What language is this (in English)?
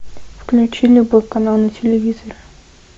Russian